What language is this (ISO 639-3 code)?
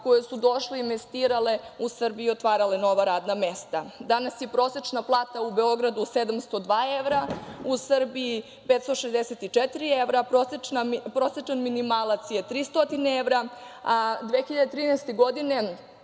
srp